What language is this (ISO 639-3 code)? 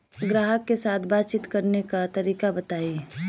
bho